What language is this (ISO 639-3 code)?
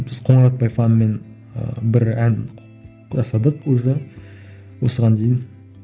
kaz